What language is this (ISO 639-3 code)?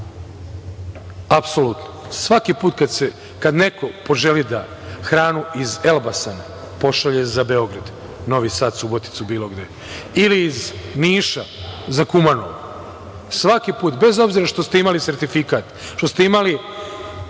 srp